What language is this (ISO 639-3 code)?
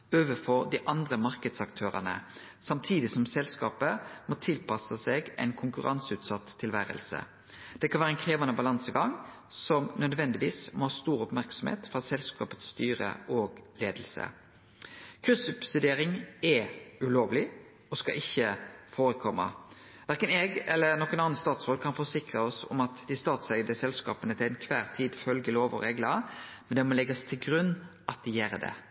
nno